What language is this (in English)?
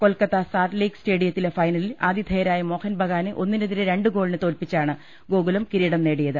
Malayalam